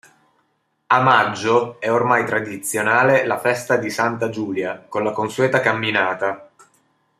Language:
Italian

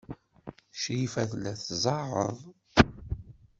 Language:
Kabyle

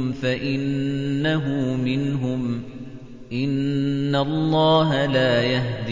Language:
Arabic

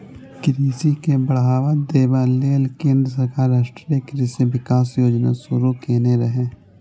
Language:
Maithili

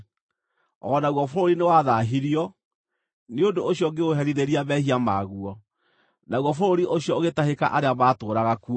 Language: Kikuyu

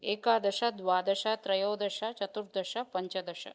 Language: Sanskrit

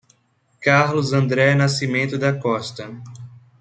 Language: Portuguese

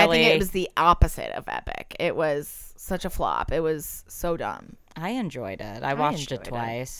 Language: English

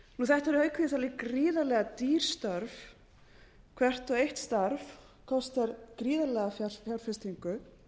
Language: Icelandic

